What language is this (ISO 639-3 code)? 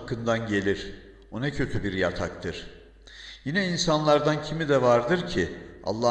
tur